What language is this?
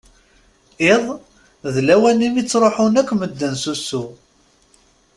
Kabyle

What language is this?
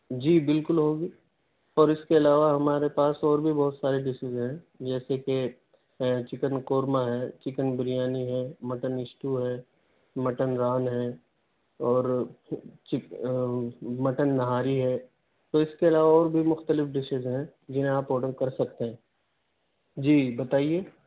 Urdu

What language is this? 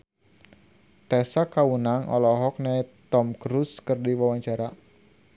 Sundanese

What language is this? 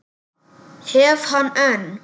Icelandic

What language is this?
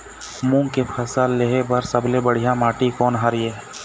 Chhattisgarhi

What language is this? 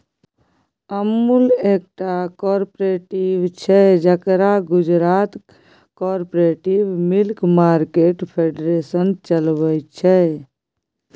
Maithili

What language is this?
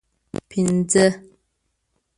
Pashto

